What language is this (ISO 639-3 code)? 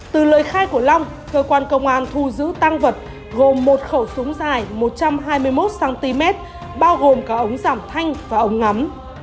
vie